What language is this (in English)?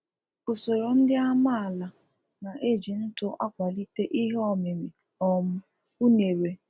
Igbo